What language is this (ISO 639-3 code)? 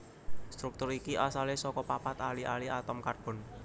jav